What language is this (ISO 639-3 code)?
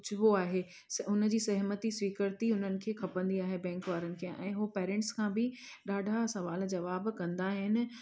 snd